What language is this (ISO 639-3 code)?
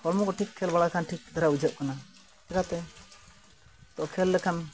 sat